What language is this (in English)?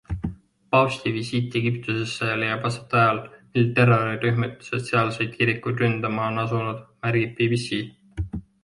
Estonian